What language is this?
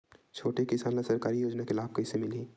Chhattisgarhi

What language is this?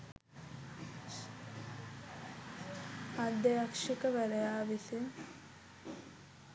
Sinhala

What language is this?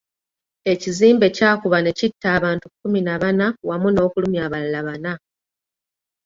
Ganda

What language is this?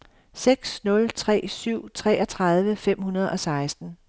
Danish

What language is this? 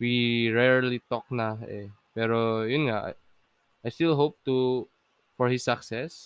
Filipino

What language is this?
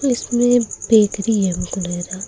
Hindi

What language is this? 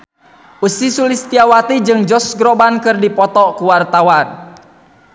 Sundanese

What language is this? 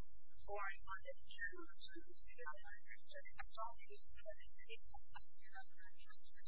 English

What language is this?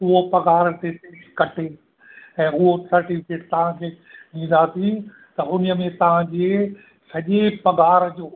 Sindhi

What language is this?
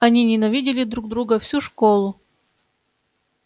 Russian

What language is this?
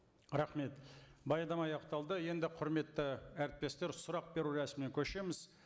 Kazakh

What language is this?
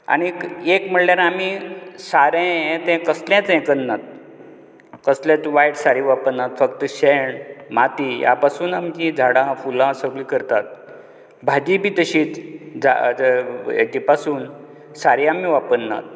Konkani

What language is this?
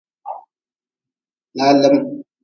Nawdm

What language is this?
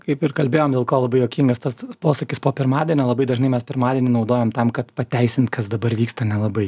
Lithuanian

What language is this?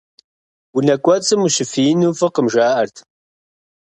Kabardian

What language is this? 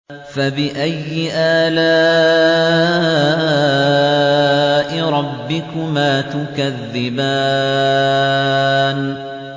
Arabic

